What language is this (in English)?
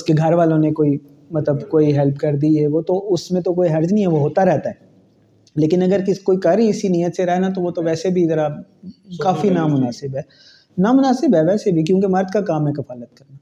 Urdu